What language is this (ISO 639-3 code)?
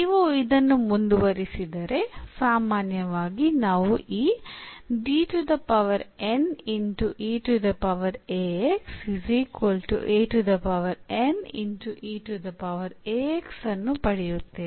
kan